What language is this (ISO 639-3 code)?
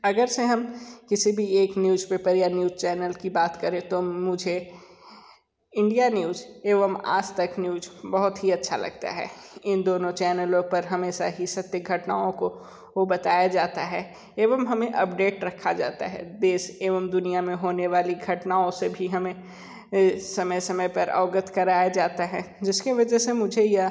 hin